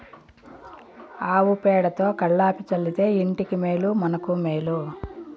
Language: Telugu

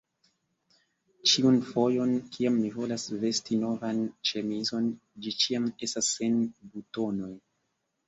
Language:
Esperanto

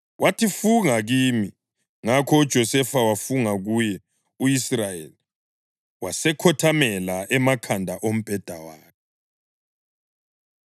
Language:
North Ndebele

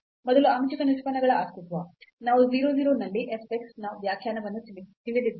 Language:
Kannada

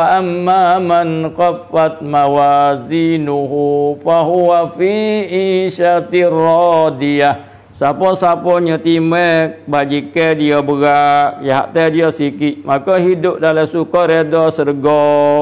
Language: Malay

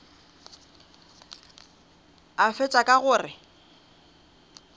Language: Northern Sotho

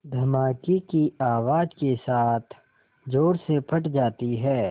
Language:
Hindi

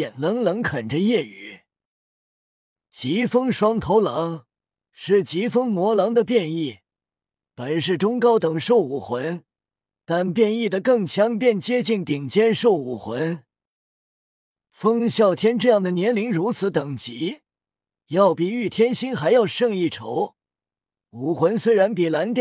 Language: Chinese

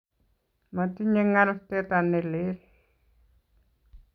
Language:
Kalenjin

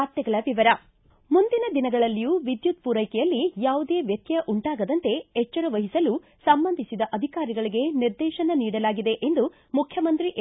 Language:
Kannada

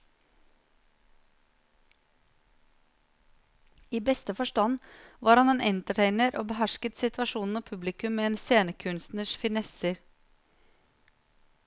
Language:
Norwegian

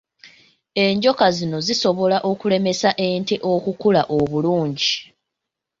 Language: Ganda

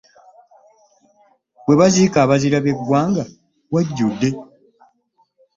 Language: Ganda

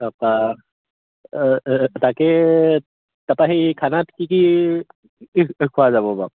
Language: Assamese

